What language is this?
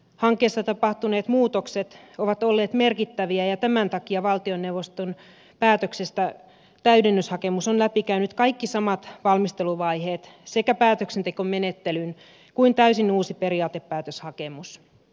Finnish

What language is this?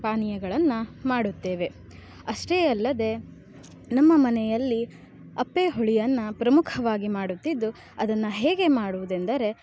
Kannada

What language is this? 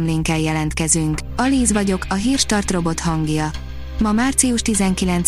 Hungarian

